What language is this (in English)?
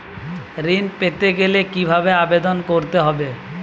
Bangla